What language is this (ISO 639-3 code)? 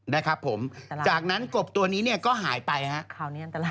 tha